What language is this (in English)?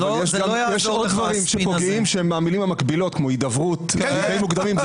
Hebrew